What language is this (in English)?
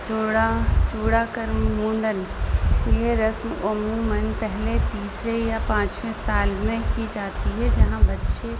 Urdu